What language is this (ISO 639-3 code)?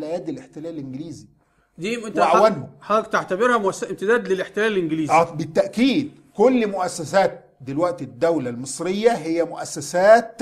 ara